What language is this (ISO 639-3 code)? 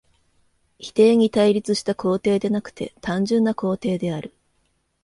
jpn